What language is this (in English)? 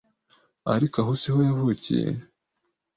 Kinyarwanda